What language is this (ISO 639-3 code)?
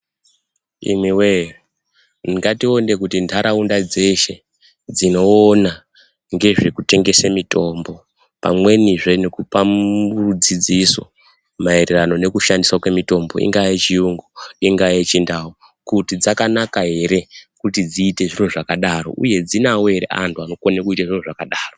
ndc